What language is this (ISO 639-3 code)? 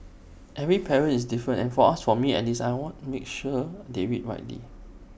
eng